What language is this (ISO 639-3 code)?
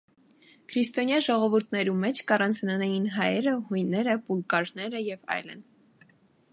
hye